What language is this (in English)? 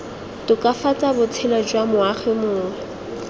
Tswana